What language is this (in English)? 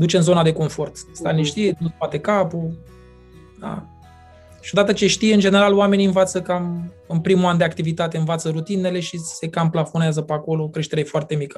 Romanian